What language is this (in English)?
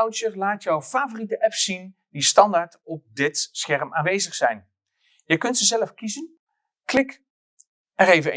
Dutch